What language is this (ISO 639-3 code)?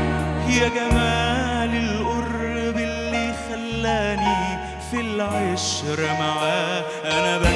ara